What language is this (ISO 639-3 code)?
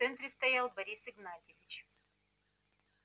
rus